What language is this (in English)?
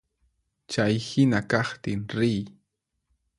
Puno Quechua